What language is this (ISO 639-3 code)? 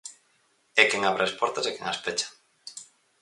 glg